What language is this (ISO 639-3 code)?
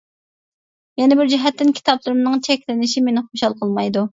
uig